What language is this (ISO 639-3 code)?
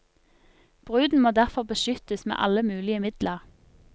nor